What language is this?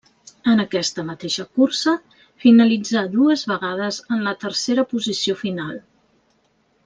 Catalan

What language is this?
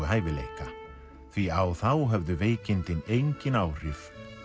Icelandic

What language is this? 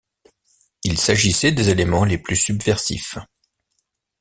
French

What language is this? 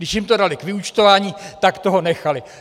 Czech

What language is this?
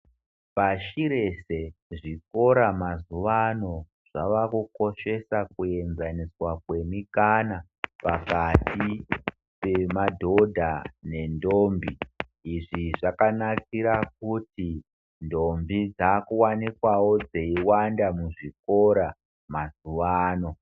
Ndau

